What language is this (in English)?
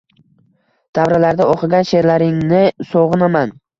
Uzbek